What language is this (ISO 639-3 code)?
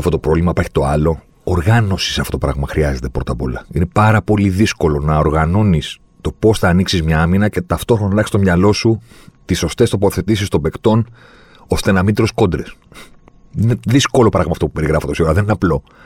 ell